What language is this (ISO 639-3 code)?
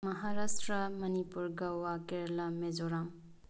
mni